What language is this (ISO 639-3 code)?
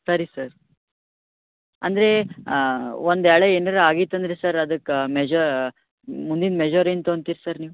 kan